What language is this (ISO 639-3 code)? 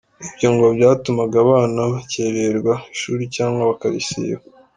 kin